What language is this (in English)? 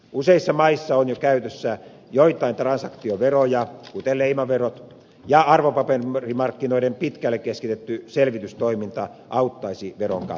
Finnish